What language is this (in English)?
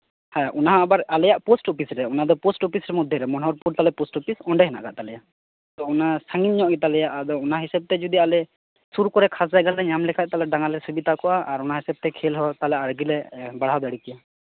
Santali